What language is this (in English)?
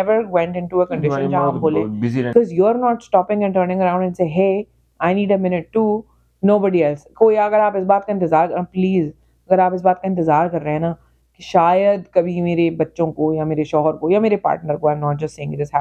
Urdu